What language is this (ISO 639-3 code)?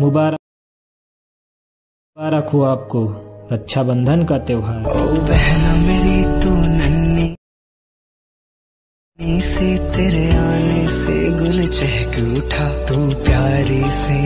hin